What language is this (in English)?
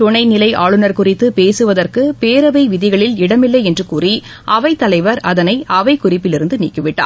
Tamil